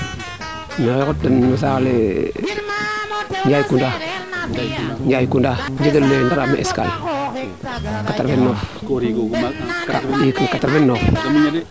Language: Serer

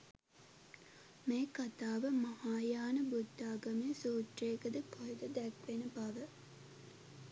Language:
Sinhala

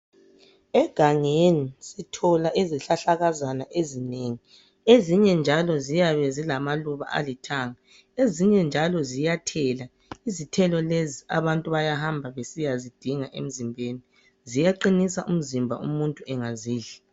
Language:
North Ndebele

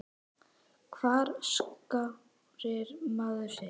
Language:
Icelandic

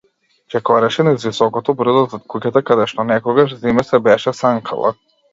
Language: Macedonian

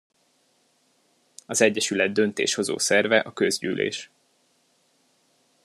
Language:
Hungarian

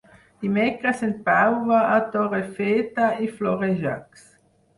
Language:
Catalan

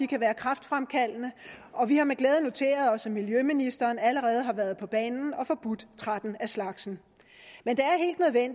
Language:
Danish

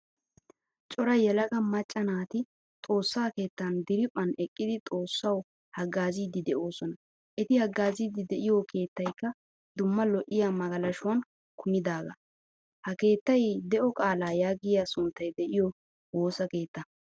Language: Wolaytta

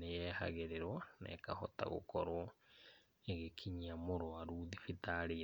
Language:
Kikuyu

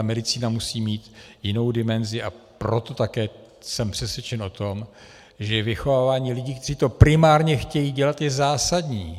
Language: Czech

